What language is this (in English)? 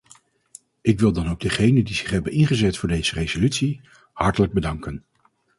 Dutch